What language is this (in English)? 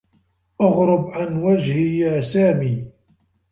Arabic